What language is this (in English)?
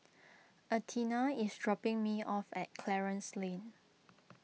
English